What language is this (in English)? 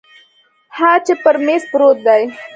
Pashto